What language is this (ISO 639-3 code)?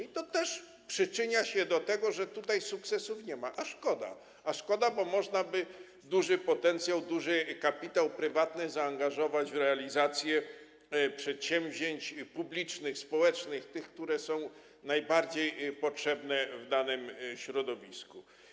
pol